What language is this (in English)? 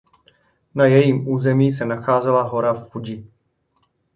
Czech